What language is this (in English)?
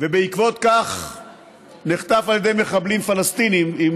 Hebrew